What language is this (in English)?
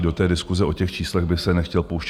Czech